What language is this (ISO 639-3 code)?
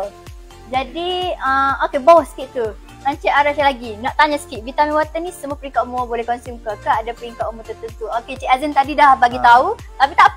msa